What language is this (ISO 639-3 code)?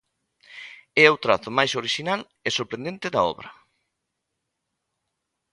glg